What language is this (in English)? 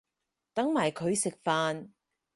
Cantonese